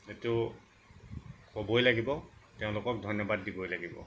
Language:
Assamese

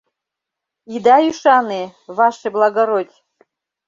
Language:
Mari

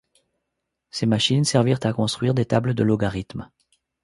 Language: French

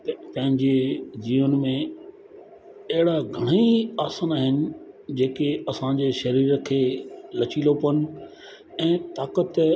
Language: Sindhi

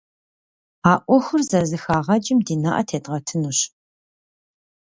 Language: Kabardian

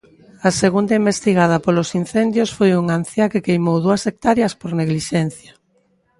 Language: Galician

